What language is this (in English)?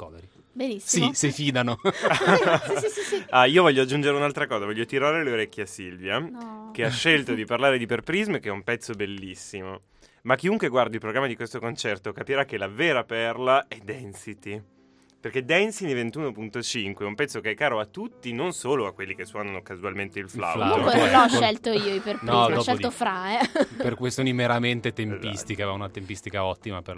Italian